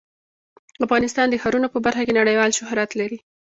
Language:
Pashto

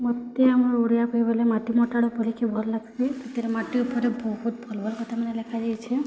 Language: Odia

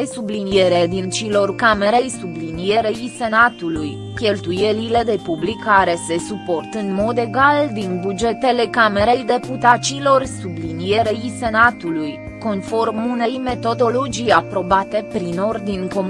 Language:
Romanian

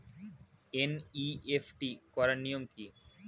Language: Bangla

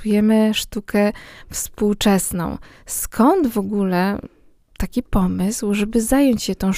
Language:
Polish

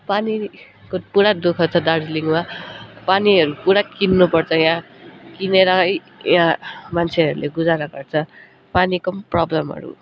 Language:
Nepali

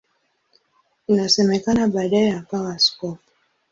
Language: Swahili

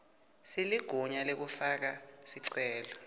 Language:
Swati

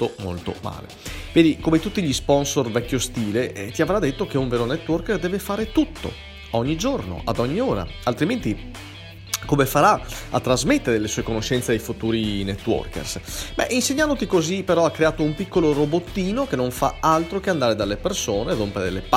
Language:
Italian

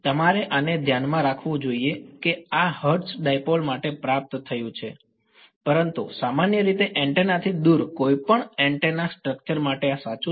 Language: Gujarati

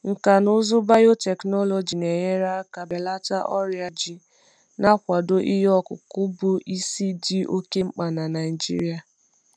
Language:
Igbo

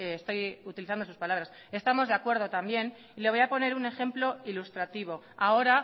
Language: Spanish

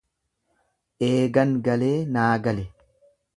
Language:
Oromo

